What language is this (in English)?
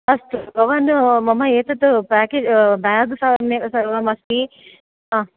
Sanskrit